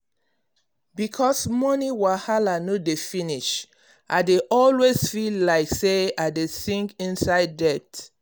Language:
Nigerian Pidgin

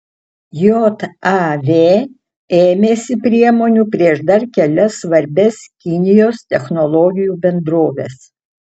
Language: Lithuanian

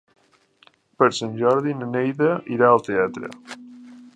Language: Catalan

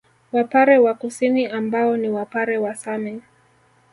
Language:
Swahili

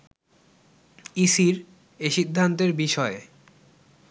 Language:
Bangla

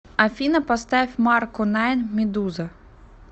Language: Russian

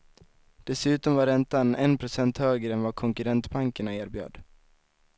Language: Swedish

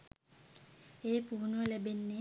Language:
Sinhala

